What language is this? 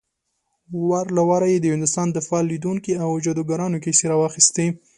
Pashto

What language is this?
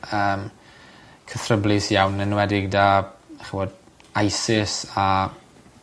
Welsh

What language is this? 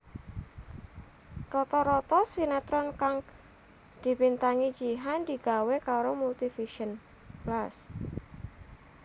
Javanese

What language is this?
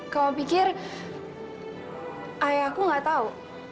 Indonesian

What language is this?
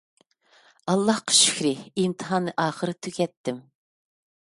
Uyghur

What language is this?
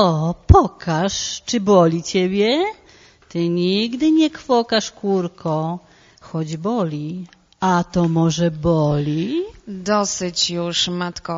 Polish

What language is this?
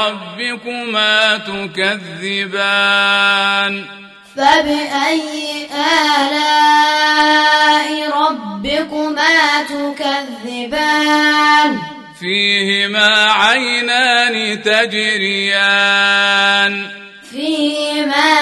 Arabic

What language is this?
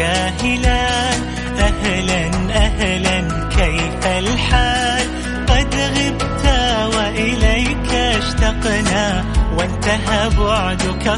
Arabic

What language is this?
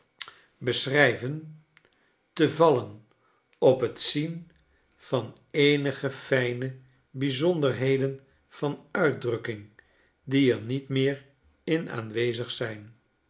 Dutch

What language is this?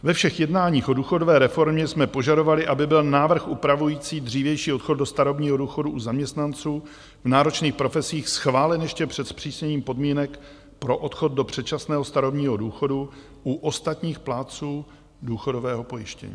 Czech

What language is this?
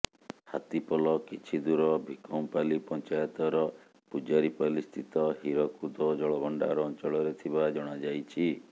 Odia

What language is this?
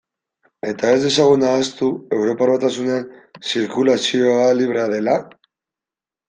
Basque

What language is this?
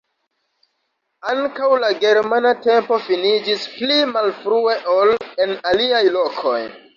Esperanto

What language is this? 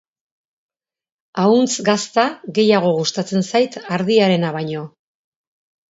Basque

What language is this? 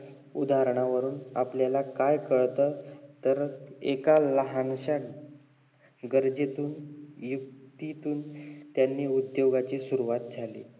Marathi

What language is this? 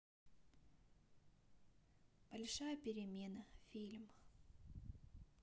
Russian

